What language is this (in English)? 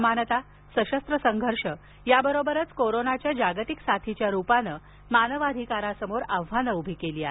Marathi